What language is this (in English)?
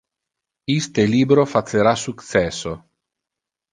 Interlingua